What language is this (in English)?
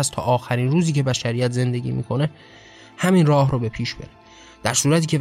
Persian